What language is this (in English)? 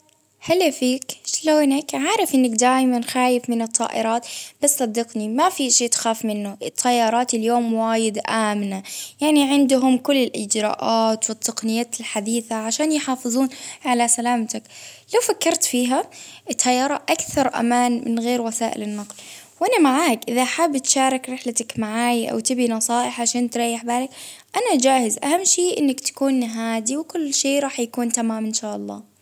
Baharna Arabic